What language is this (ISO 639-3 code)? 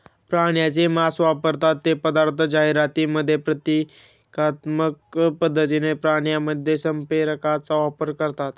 mar